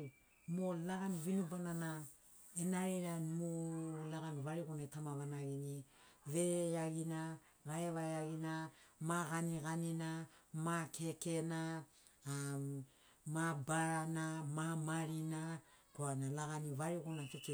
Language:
Sinaugoro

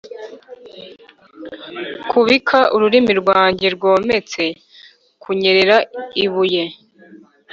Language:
Kinyarwanda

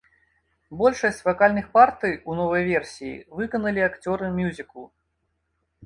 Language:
Belarusian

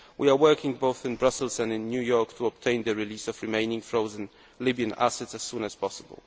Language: English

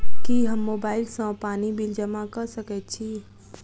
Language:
Maithili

